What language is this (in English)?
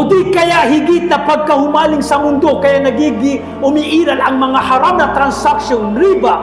Filipino